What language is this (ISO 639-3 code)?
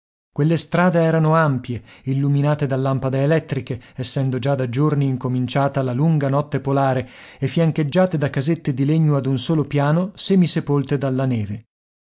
ita